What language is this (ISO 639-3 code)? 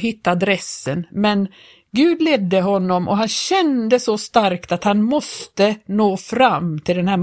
swe